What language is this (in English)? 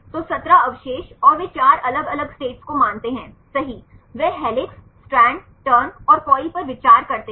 Hindi